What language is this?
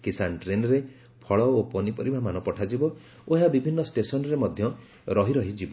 Odia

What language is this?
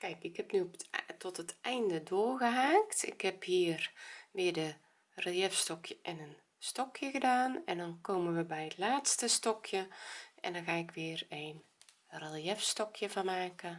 Dutch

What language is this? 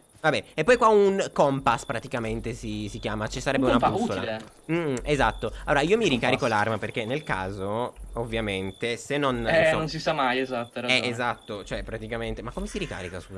Italian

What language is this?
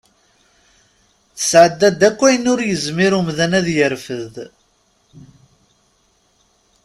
Kabyle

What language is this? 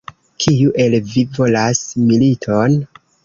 Esperanto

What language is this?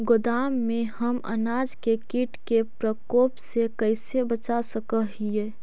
Magahi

